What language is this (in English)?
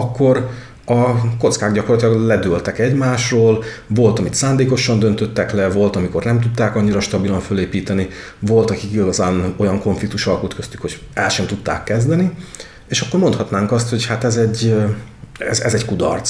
Hungarian